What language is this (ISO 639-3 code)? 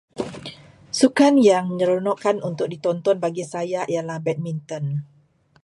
msa